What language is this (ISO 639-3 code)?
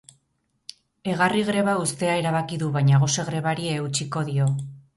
eus